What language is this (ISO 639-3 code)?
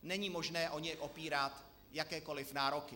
ces